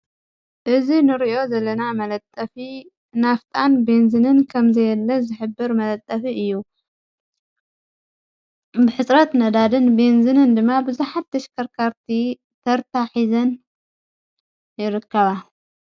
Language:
Tigrinya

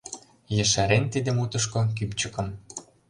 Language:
Mari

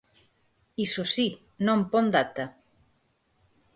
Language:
Galician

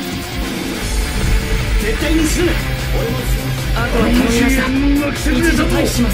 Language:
Japanese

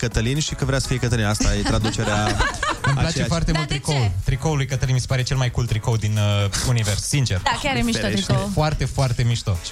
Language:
Romanian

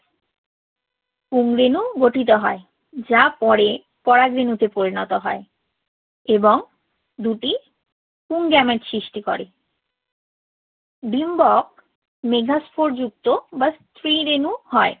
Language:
Bangla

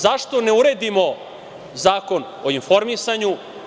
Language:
Serbian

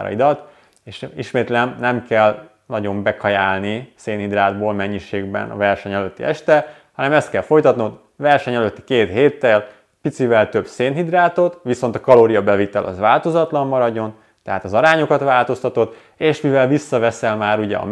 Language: Hungarian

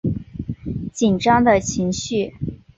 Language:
Chinese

